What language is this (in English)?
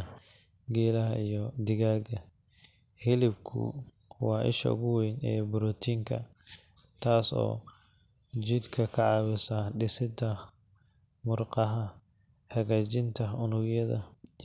Somali